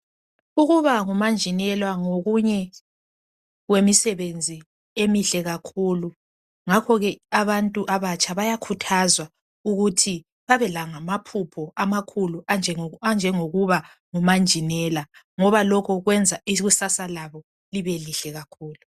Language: North Ndebele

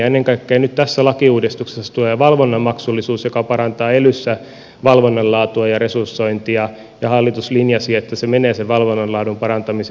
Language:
Finnish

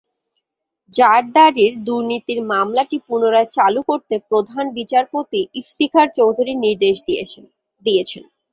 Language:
Bangla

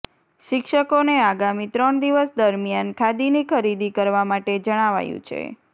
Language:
Gujarati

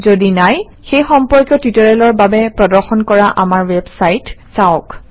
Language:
Assamese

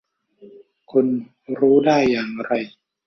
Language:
Thai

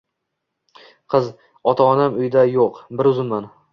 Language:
Uzbek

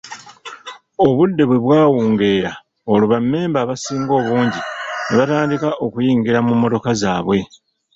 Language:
Ganda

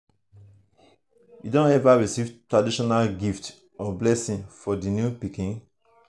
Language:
Nigerian Pidgin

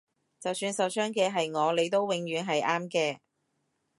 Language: Cantonese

